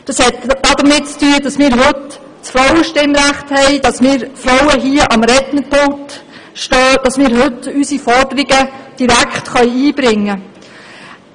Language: Swiss German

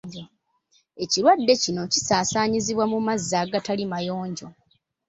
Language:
Ganda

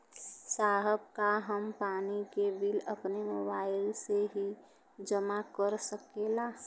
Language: Bhojpuri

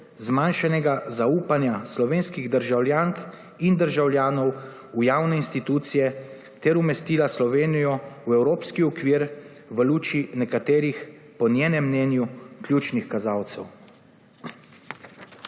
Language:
Slovenian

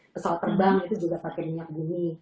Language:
Indonesian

